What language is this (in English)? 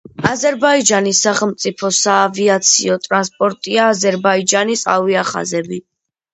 Georgian